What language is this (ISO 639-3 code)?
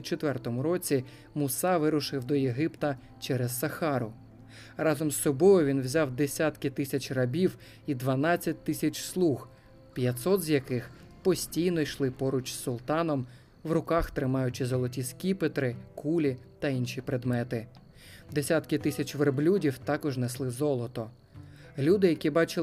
ukr